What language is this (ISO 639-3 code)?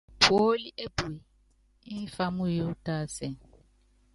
yav